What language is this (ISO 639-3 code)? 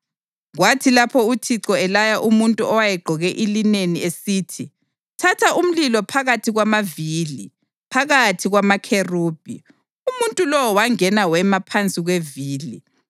nde